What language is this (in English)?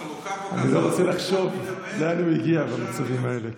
Hebrew